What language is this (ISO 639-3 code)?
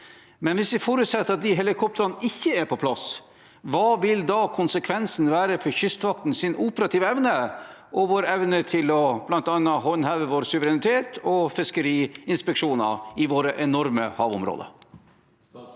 nor